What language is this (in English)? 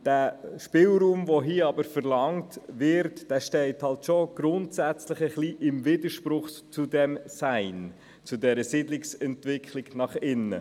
Swiss German